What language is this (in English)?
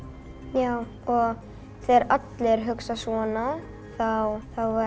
Icelandic